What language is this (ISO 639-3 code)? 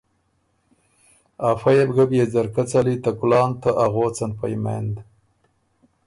oru